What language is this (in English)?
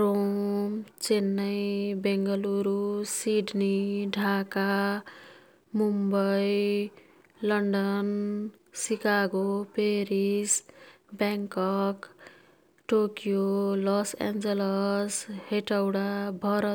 Kathoriya Tharu